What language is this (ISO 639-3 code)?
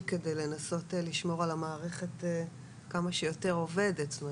heb